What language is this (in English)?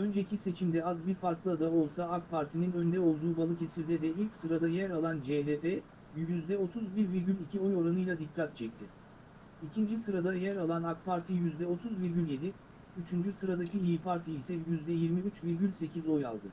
Turkish